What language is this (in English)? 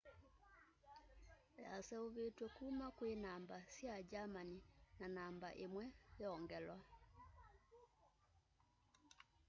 Kamba